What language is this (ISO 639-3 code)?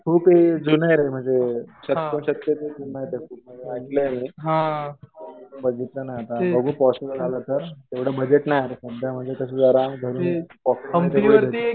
mar